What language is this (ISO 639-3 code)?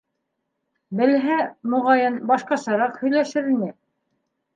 bak